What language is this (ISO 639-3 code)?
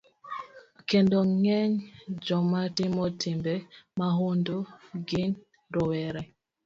luo